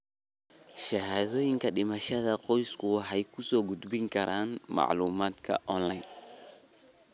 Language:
Somali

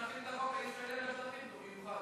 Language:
Hebrew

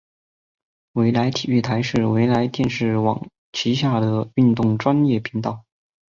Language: Chinese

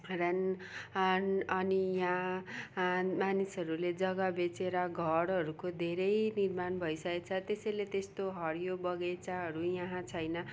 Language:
Nepali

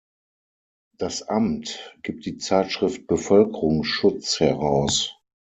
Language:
German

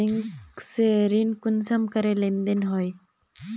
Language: Magahi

